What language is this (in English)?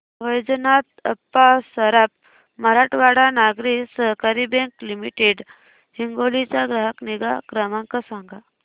Marathi